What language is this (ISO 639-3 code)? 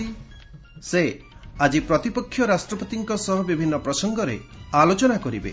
ori